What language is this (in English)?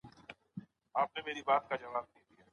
Pashto